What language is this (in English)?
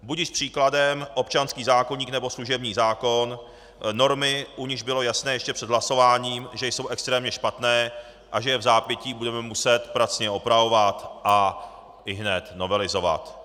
Czech